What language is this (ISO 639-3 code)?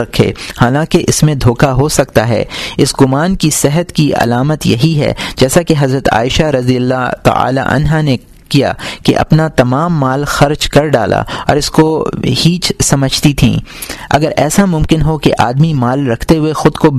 urd